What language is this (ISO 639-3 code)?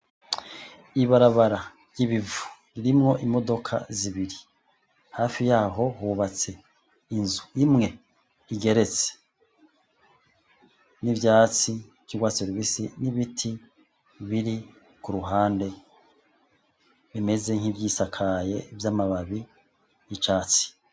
run